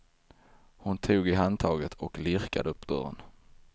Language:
Swedish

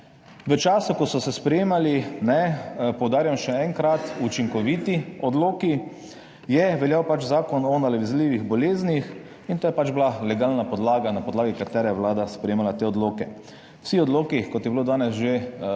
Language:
Slovenian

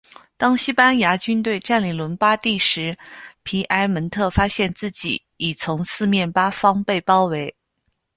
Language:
Chinese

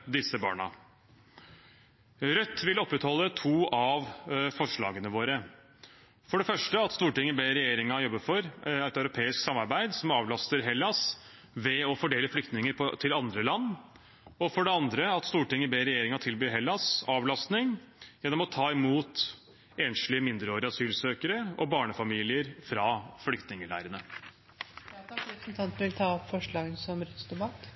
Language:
Norwegian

